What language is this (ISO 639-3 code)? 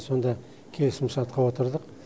kaz